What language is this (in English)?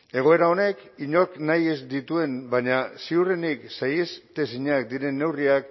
Basque